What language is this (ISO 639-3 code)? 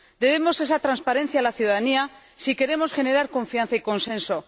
spa